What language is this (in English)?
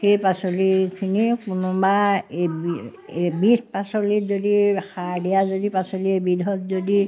Assamese